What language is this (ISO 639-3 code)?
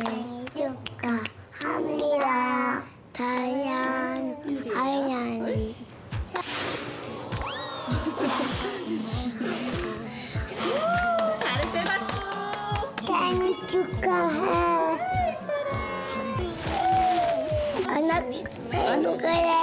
kor